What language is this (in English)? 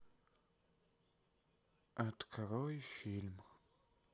Russian